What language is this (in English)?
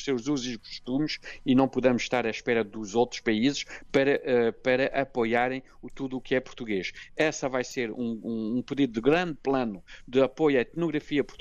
Portuguese